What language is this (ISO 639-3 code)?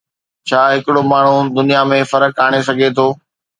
snd